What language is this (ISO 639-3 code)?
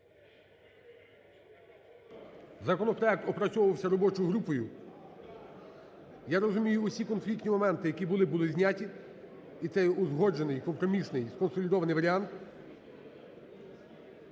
ukr